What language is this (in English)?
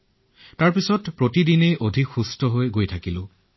Assamese